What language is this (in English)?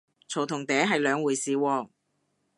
Cantonese